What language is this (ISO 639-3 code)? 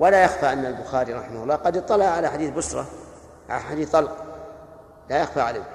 ara